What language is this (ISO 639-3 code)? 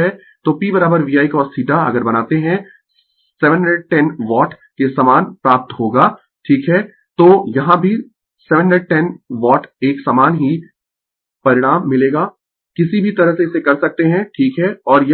hin